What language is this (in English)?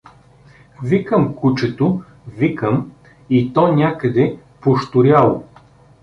Bulgarian